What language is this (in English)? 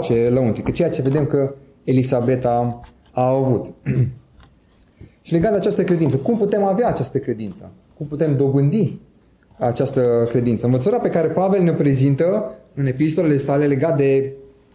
Romanian